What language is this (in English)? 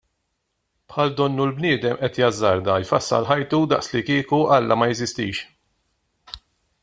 Maltese